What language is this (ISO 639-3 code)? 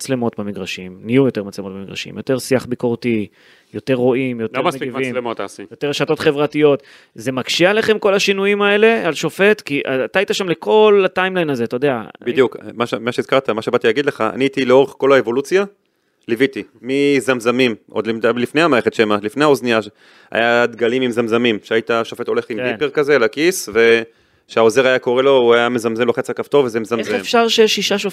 heb